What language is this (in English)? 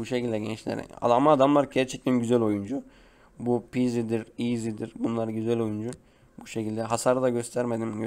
Turkish